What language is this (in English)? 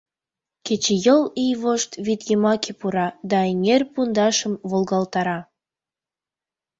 Mari